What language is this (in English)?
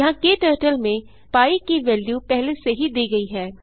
Hindi